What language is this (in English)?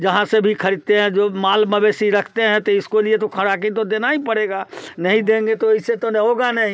Hindi